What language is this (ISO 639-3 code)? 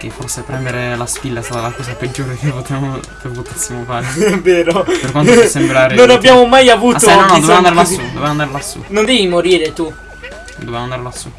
ita